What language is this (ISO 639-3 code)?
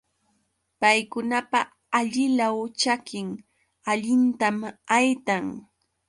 qux